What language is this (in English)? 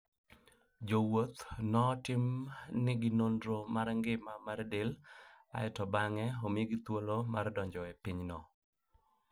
Luo (Kenya and Tanzania)